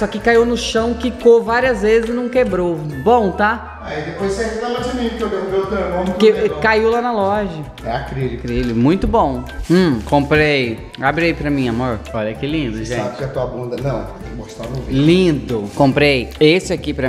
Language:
Portuguese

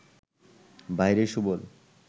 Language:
Bangla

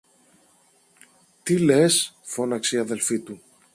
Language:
Greek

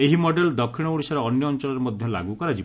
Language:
Odia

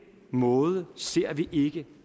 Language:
Danish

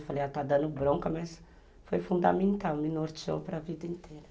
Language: Portuguese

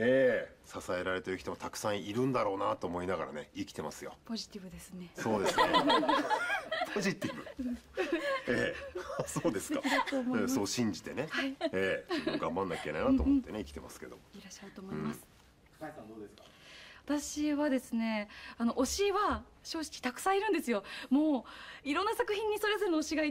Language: Japanese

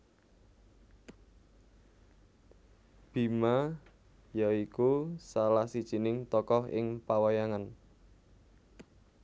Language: Javanese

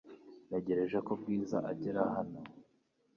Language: Kinyarwanda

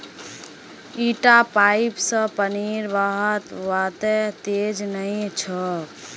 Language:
Magahi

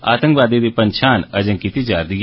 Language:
Dogri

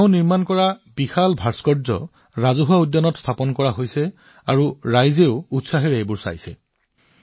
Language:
Assamese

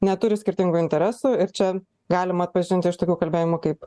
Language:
Lithuanian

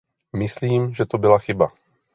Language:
Czech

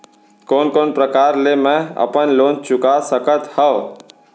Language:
Chhattisgarhi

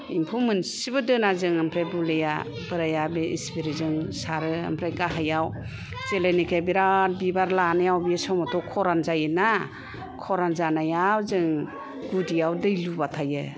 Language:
Bodo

